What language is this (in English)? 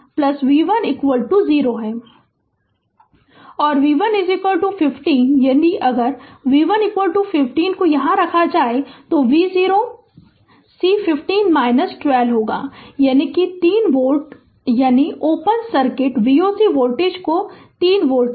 Hindi